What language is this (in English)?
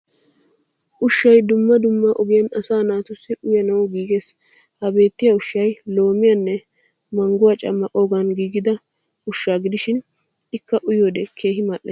Wolaytta